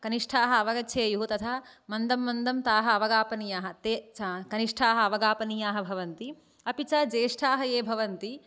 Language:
Sanskrit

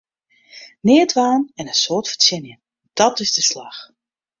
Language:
Western Frisian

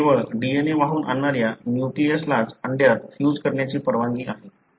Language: Marathi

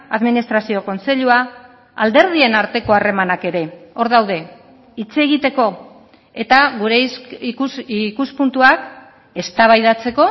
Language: Basque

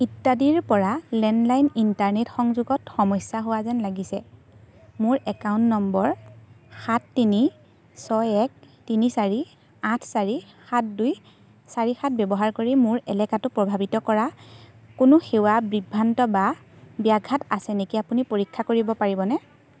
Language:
Assamese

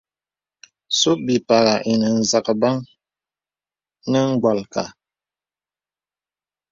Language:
Bebele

